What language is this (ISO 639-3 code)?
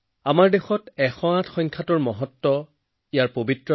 asm